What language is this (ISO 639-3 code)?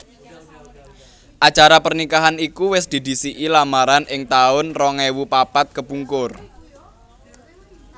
jav